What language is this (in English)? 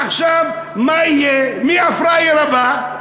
Hebrew